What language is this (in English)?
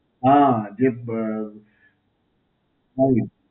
Gujarati